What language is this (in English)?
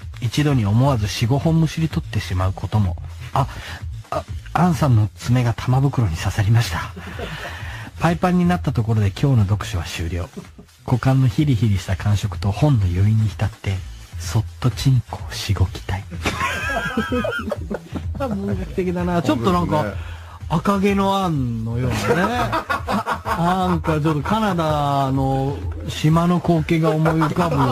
Japanese